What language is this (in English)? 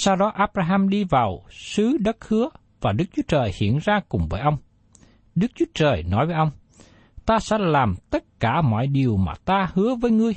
Vietnamese